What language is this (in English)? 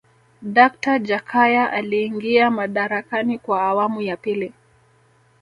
Swahili